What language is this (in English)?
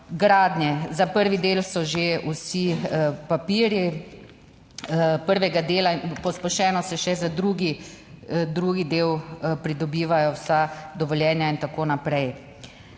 Slovenian